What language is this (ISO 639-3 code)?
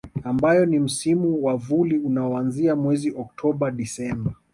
swa